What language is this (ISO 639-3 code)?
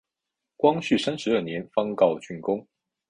zho